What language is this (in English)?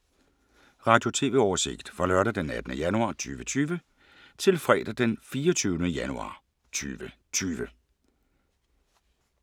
Danish